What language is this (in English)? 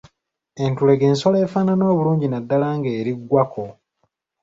Ganda